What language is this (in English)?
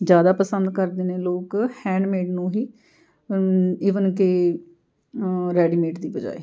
Punjabi